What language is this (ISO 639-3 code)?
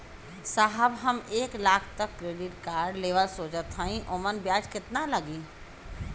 bho